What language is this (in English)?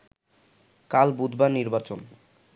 Bangla